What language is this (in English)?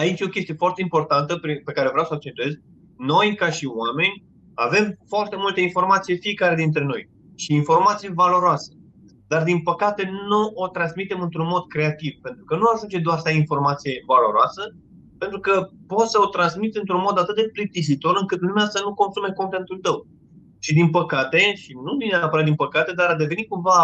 Romanian